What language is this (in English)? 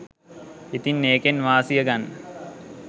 Sinhala